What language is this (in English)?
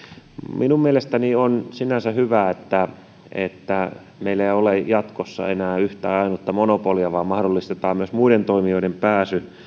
Finnish